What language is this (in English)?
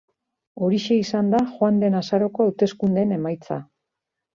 Basque